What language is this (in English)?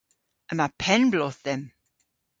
Cornish